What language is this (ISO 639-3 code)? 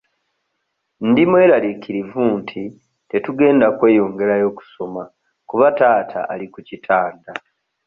lug